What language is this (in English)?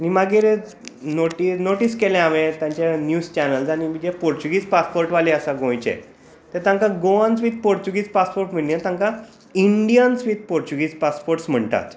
Konkani